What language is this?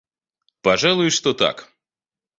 Russian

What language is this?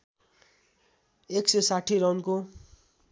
Nepali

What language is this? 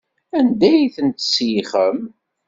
Kabyle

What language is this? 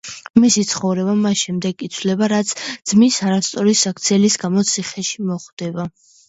Georgian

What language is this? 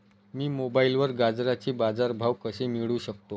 Marathi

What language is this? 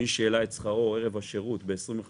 Hebrew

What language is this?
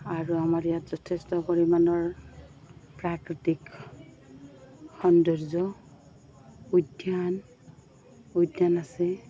Assamese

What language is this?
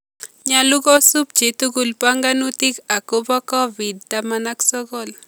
Kalenjin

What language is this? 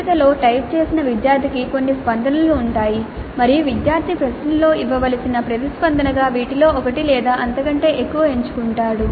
Telugu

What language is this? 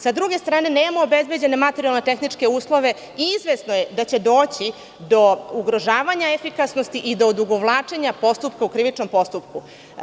Serbian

